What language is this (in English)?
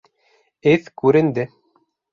Bashkir